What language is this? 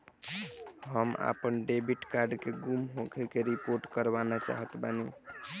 Bhojpuri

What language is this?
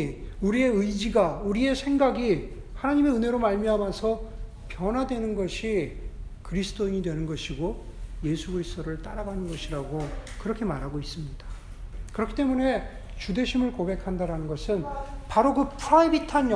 Korean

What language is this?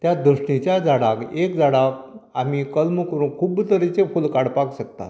Konkani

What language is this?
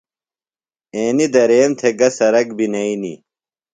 Phalura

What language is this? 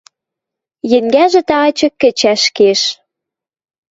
Western Mari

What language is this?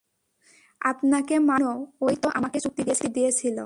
Bangla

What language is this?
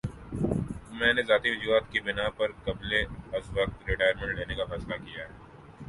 Urdu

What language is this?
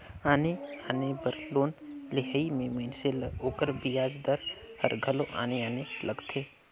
Chhattisgarhi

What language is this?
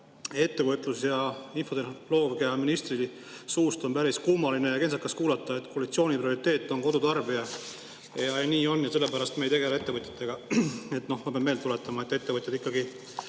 Estonian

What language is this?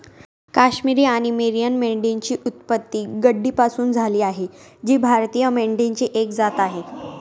Marathi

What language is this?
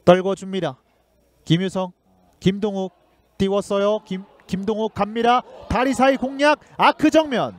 Korean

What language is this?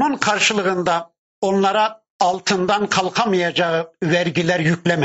Turkish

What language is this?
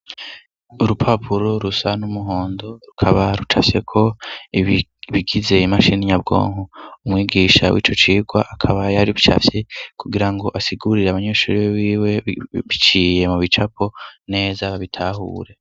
Rundi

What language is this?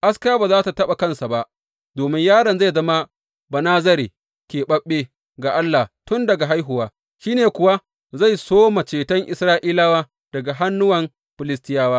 Hausa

